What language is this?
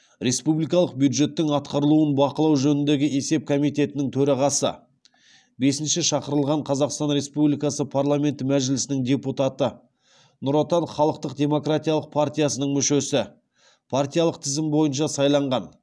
Kazakh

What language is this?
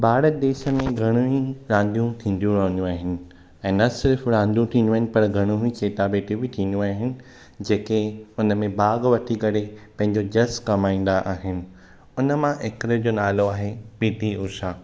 Sindhi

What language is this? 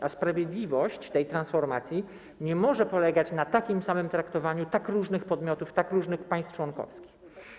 Polish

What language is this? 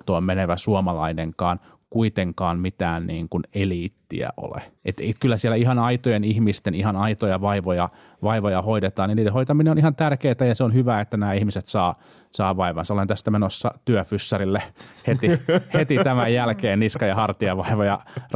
Finnish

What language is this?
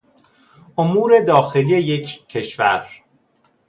Persian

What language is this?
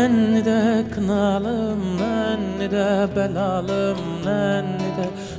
Turkish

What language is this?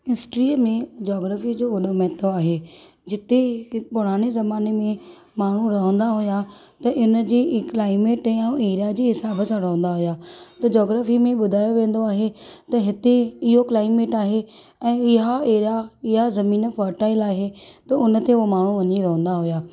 Sindhi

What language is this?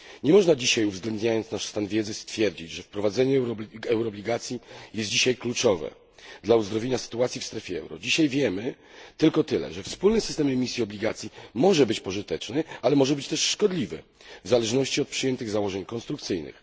Polish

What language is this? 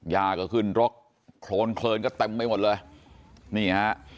Thai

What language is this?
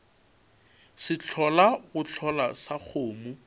Northern Sotho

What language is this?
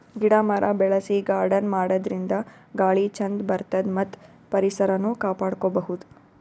Kannada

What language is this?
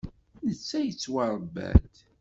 Kabyle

